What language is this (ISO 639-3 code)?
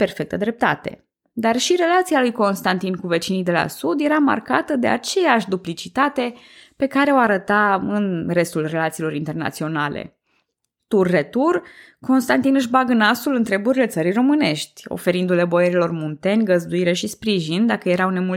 ron